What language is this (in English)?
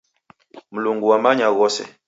Taita